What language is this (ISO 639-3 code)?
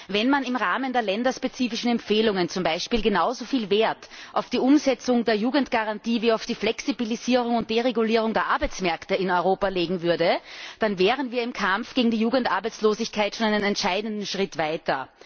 deu